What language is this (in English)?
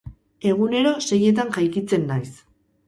Basque